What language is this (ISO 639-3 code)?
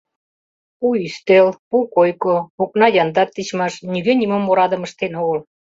chm